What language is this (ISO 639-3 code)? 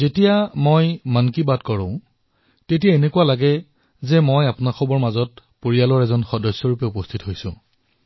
asm